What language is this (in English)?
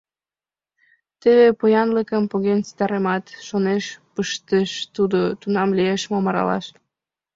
Mari